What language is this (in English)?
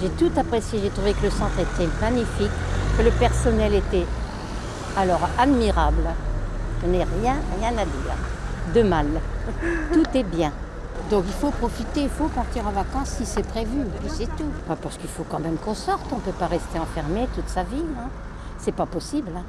French